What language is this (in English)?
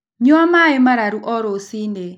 Kikuyu